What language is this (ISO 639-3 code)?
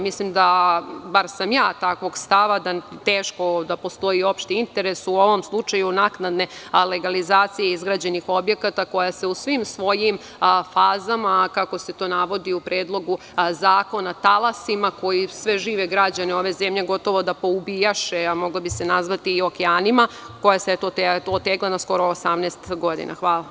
srp